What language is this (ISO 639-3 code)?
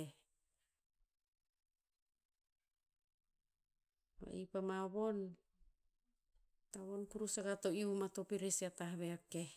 tpz